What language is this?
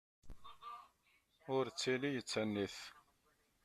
Kabyle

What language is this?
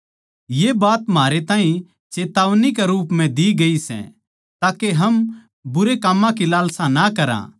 Haryanvi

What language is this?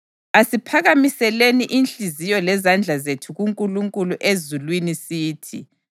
North Ndebele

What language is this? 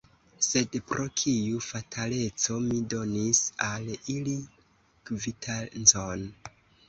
Esperanto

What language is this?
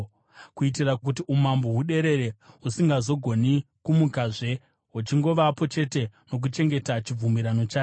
Shona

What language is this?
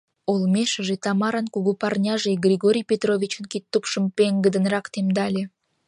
Mari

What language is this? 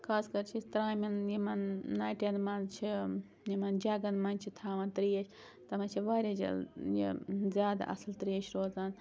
Kashmiri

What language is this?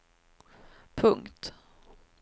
Swedish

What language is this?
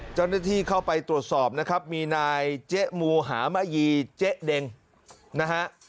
Thai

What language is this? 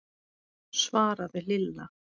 Icelandic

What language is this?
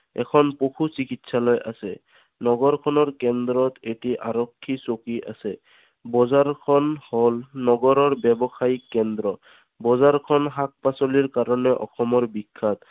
Assamese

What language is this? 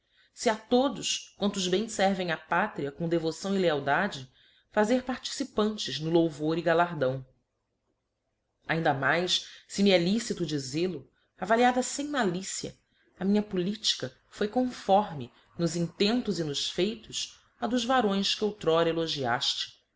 Portuguese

